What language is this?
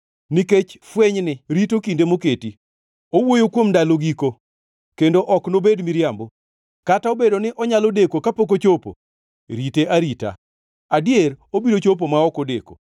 Luo (Kenya and Tanzania)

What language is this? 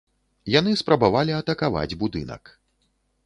Belarusian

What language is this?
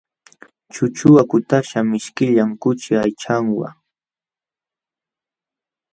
Jauja Wanca Quechua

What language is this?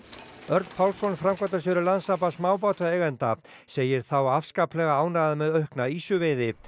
Icelandic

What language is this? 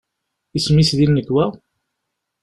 Kabyle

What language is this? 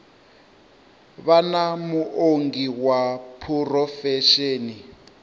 Venda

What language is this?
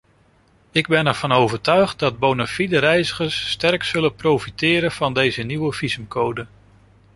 Dutch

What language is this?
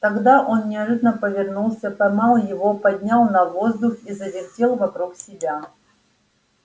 Russian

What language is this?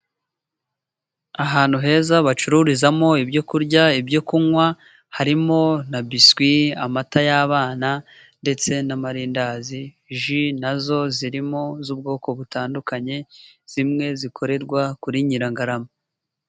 Kinyarwanda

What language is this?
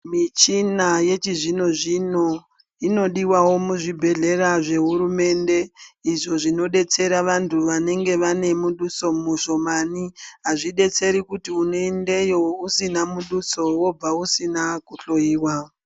Ndau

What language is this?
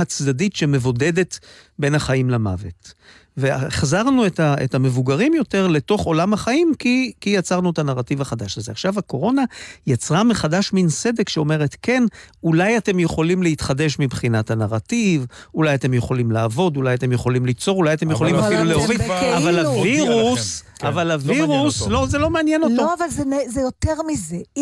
Hebrew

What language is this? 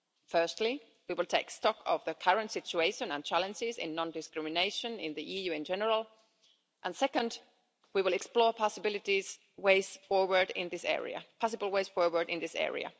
English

